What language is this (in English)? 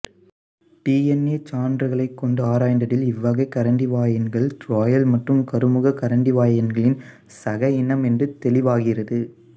Tamil